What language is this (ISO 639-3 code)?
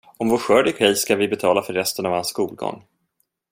swe